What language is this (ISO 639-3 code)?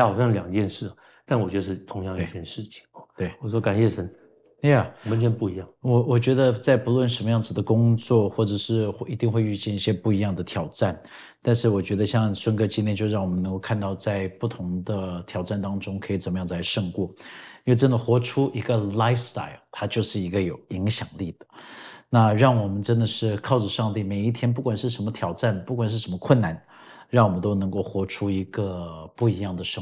zho